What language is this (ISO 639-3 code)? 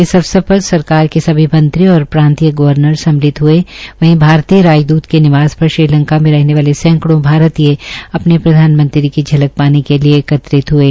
hin